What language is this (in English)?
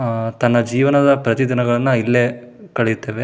Kannada